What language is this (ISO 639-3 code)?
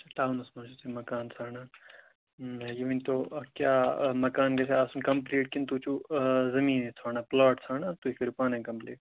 kas